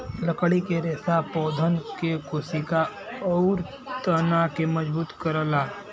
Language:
Bhojpuri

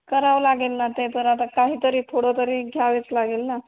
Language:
Marathi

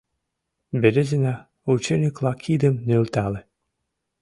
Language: Mari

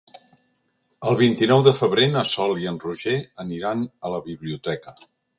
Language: Catalan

